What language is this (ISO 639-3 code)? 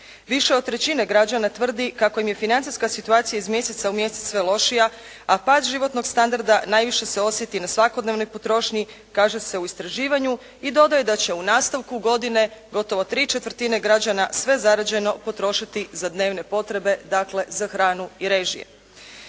hrv